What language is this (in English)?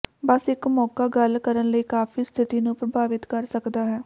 Punjabi